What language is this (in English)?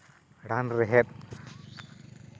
Santali